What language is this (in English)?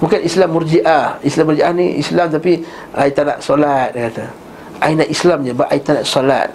Malay